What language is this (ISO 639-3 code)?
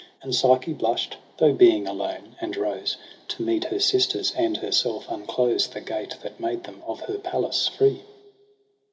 eng